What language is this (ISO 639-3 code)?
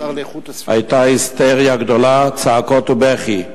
heb